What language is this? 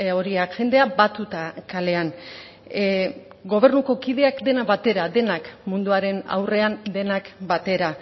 Basque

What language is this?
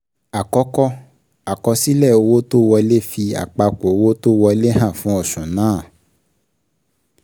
Yoruba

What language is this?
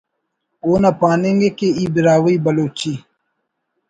Brahui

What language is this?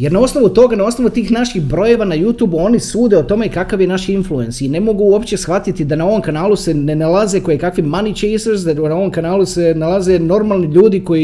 Croatian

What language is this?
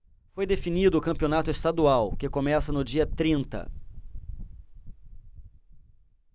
Portuguese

